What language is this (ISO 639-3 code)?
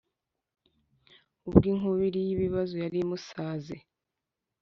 kin